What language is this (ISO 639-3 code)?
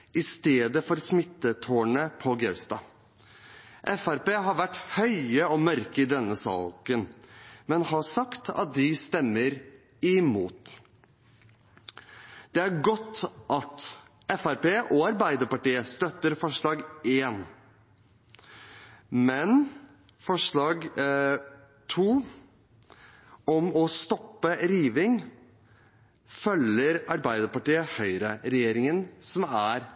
nob